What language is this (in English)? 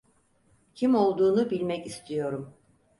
Turkish